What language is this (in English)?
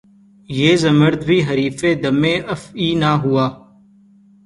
Urdu